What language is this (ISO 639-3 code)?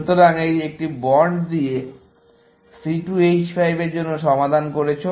ben